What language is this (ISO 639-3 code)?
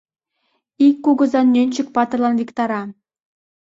chm